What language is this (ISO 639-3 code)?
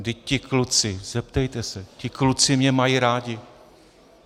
ces